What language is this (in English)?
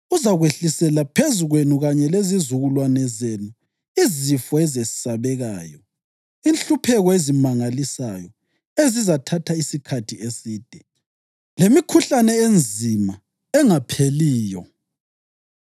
North Ndebele